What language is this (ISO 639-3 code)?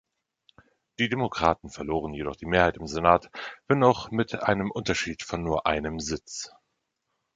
deu